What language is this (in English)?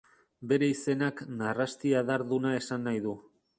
Basque